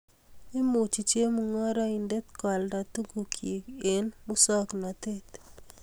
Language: Kalenjin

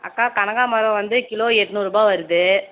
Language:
Tamil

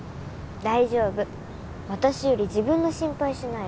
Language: Japanese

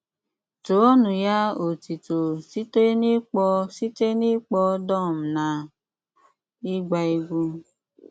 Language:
Igbo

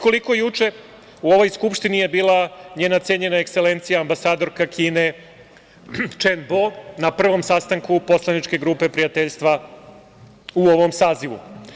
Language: Serbian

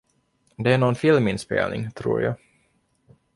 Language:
Swedish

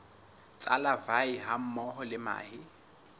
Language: Southern Sotho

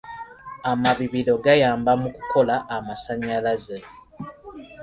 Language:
Ganda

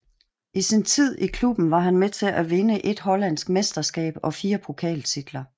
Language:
Danish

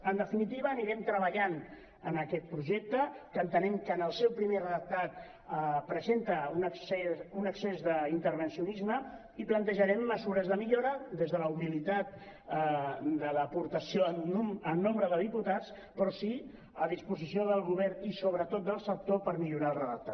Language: Catalan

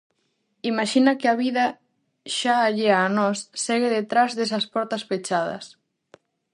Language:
Galician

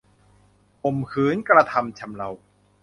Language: Thai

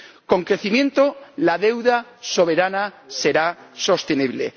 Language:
Spanish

